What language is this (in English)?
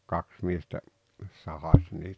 Finnish